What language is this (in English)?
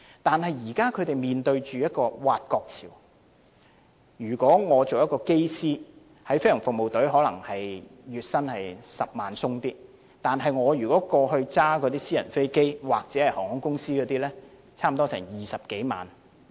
Cantonese